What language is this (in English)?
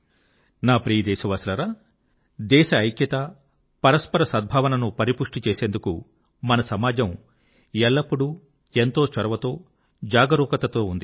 Telugu